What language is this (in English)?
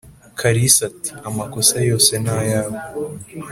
Kinyarwanda